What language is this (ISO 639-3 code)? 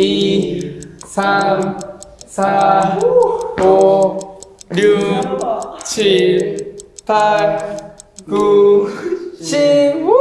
kor